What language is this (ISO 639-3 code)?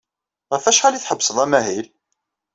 kab